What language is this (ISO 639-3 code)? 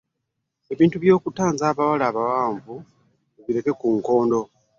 lug